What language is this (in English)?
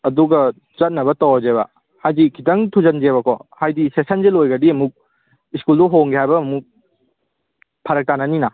Manipuri